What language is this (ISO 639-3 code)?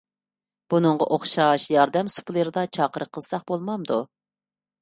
uig